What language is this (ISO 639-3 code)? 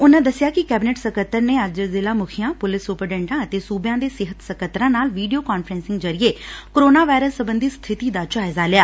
pan